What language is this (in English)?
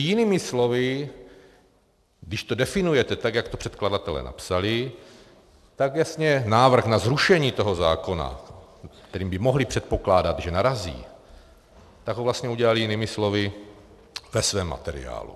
Czech